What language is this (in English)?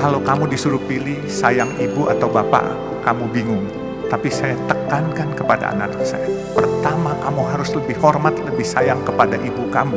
Indonesian